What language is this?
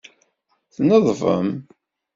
Kabyle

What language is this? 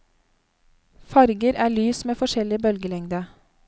Norwegian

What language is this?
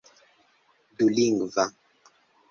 Esperanto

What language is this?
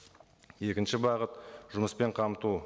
Kazakh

